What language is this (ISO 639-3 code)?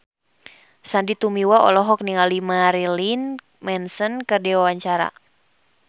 sun